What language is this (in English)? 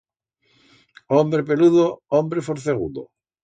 Aragonese